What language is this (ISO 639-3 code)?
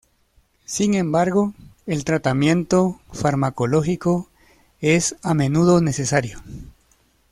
spa